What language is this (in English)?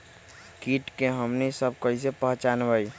Magahi